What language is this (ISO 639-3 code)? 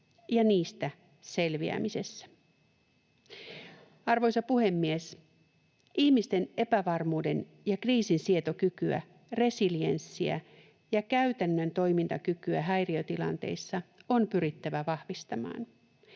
fin